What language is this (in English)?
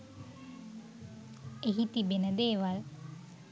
Sinhala